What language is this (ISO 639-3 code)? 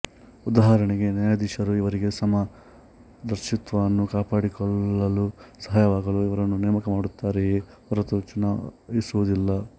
kan